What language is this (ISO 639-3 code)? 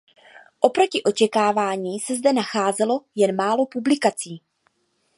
ces